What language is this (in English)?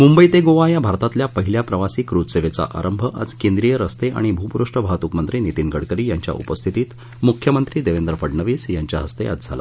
Marathi